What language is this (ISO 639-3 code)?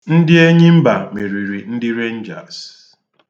ibo